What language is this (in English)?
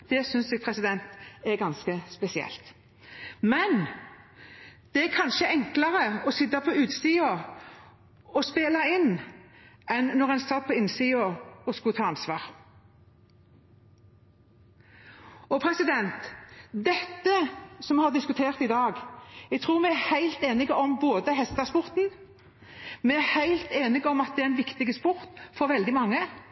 Norwegian Bokmål